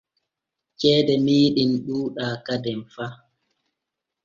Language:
Borgu Fulfulde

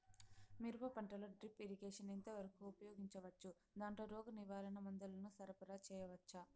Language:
Telugu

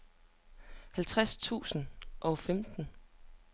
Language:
Danish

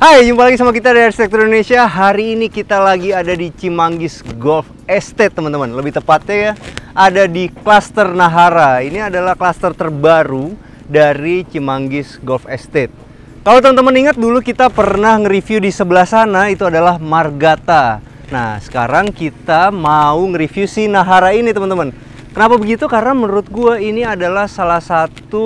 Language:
Indonesian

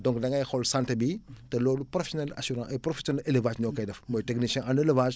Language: Wolof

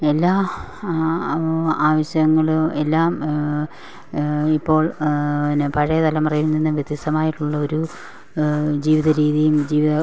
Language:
Malayalam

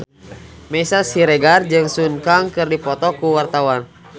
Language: Sundanese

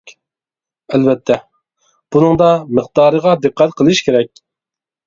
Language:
Uyghur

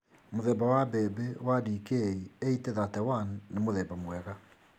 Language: Kikuyu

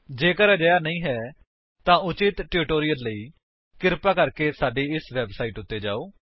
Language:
Punjabi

